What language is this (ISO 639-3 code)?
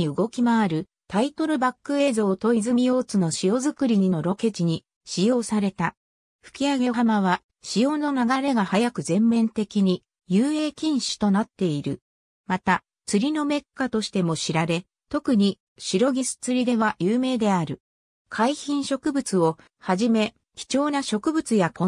jpn